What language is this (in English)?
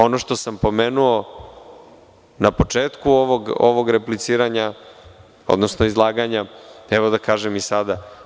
Serbian